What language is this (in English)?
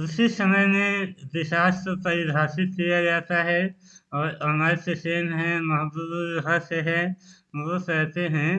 Hindi